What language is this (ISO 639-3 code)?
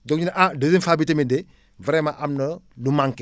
wol